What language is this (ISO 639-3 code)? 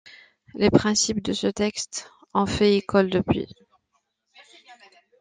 fra